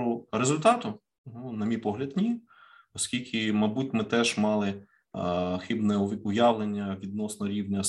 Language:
Ukrainian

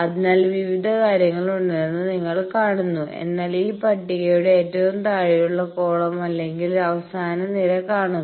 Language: Malayalam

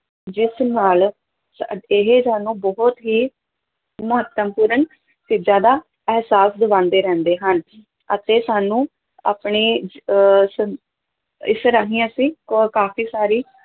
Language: Punjabi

